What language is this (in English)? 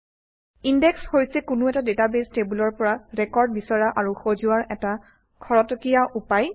Assamese